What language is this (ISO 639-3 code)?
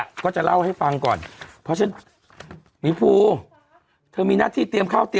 tha